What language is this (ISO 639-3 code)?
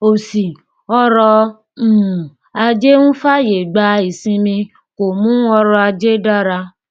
yor